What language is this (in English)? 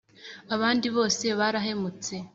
Kinyarwanda